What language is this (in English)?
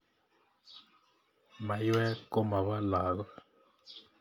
Kalenjin